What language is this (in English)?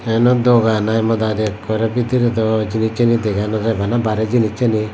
Chakma